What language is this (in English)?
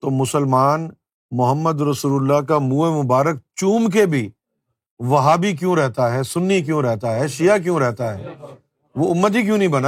Urdu